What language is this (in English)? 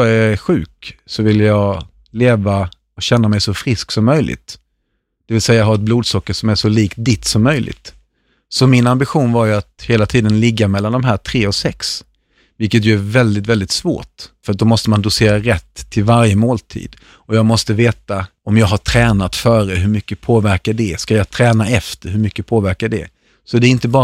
Swedish